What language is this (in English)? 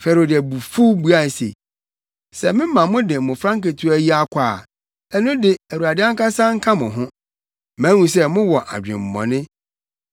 Akan